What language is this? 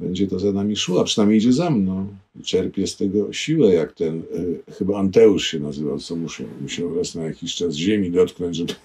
Polish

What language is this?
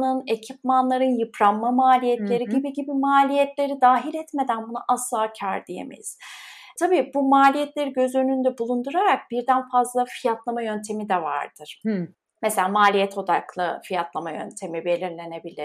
Turkish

